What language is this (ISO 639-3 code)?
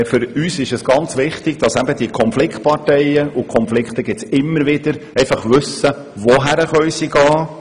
gsw